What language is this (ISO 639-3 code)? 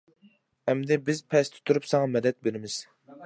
uig